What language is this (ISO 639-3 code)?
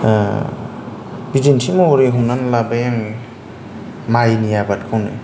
brx